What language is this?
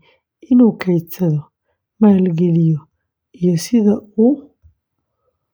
Somali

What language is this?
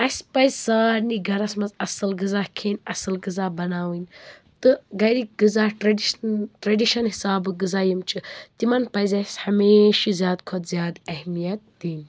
Kashmiri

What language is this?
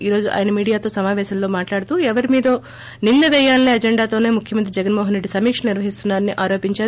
Telugu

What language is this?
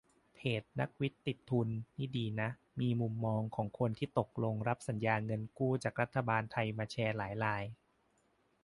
Thai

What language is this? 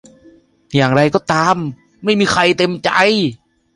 Thai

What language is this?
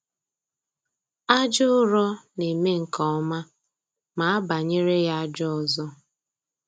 Igbo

